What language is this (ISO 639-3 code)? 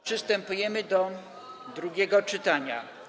pol